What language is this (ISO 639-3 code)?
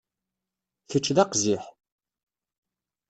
kab